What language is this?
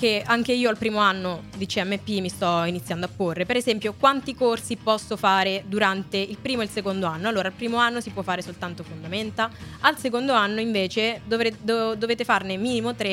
Italian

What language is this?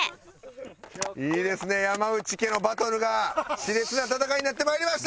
Japanese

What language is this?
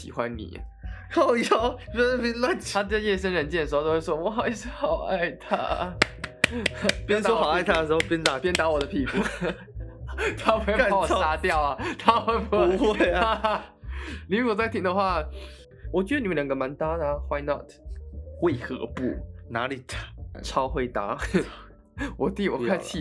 Chinese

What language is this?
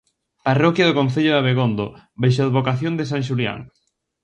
Galician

